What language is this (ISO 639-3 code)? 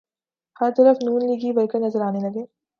urd